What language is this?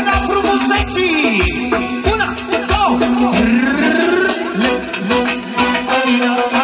Bulgarian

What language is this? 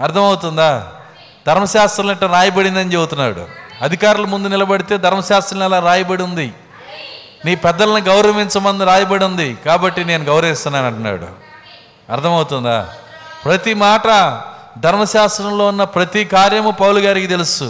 Telugu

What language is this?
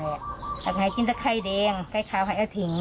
Thai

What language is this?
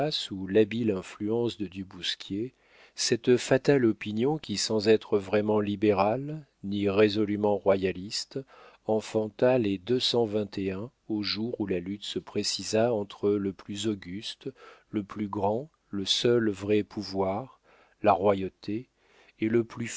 French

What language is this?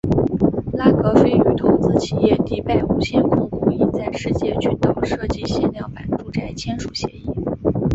Chinese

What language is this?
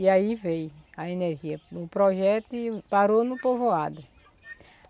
Portuguese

